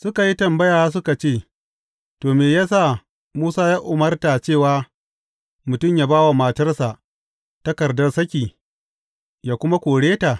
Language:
Hausa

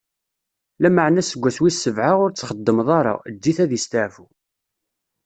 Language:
Kabyle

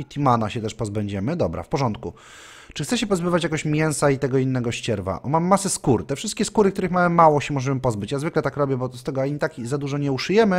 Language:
Polish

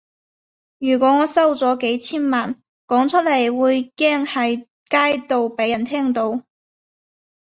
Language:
Cantonese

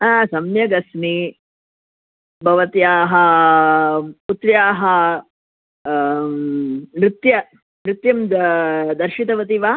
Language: Sanskrit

